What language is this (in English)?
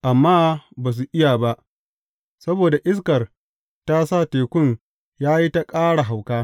Hausa